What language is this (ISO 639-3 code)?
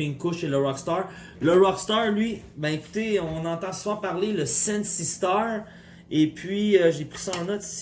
fra